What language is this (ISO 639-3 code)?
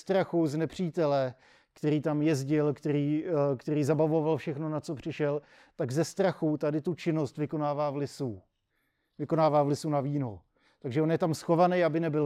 ces